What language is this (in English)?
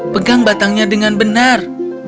Indonesian